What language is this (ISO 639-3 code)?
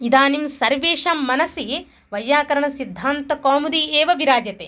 san